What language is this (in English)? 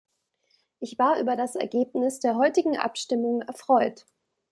German